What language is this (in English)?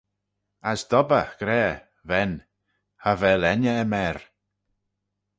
Manx